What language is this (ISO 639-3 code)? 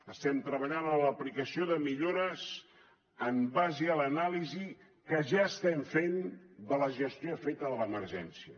cat